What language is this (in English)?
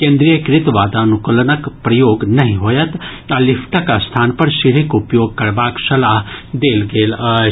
Maithili